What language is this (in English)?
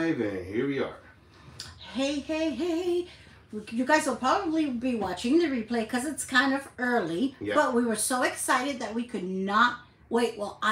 English